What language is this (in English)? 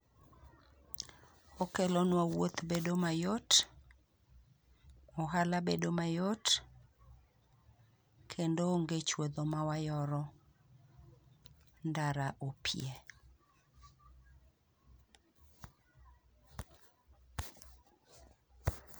Luo (Kenya and Tanzania)